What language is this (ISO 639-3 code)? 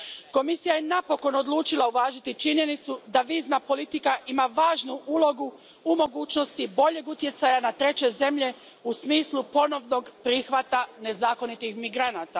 hrv